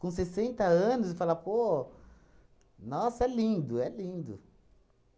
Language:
Portuguese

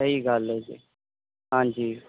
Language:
Punjabi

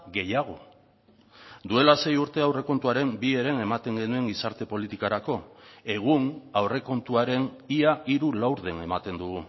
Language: Basque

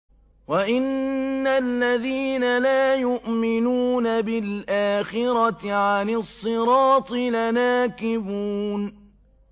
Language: Arabic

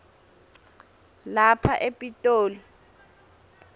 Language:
Swati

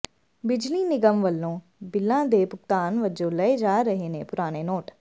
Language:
Punjabi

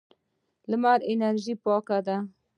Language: Pashto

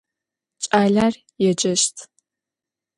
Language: Adyghe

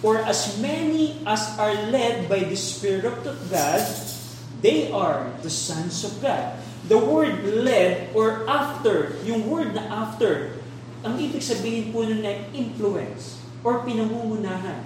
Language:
Filipino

